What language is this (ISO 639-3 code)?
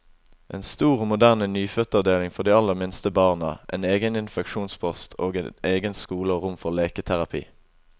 nor